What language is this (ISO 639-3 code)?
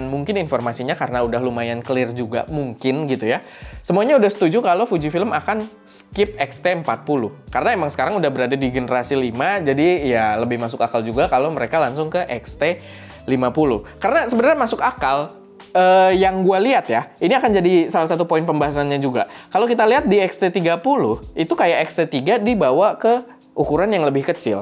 ind